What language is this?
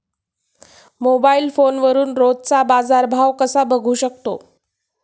Marathi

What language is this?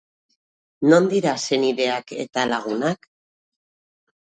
Basque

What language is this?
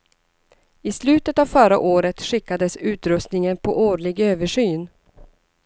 Swedish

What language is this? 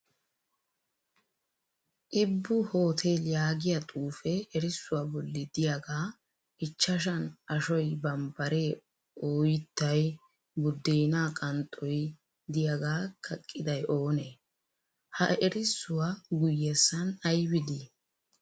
Wolaytta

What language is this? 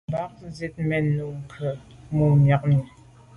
Medumba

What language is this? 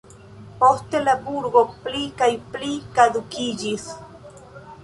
Esperanto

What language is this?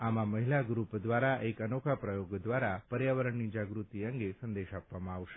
Gujarati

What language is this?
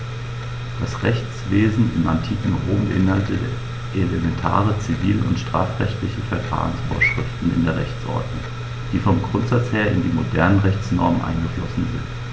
German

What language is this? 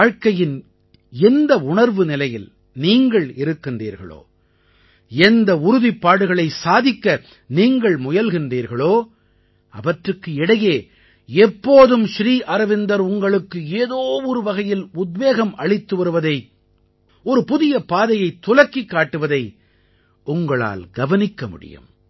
Tamil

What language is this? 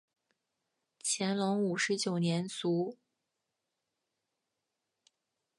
Chinese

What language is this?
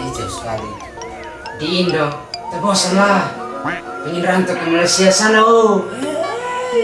Indonesian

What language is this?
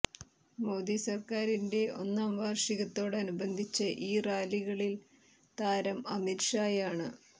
Malayalam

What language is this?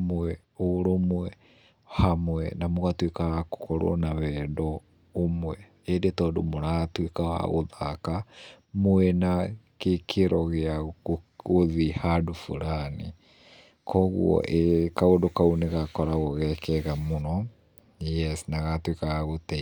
Kikuyu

